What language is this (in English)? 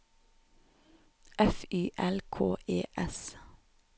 Norwegian